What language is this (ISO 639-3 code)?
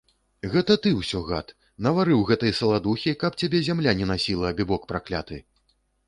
bel